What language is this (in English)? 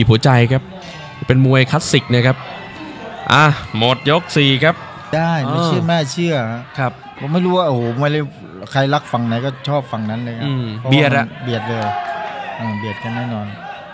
Thai